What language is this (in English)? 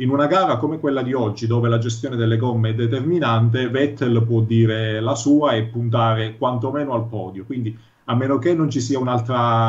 Italian